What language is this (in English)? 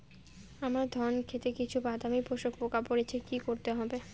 Bangla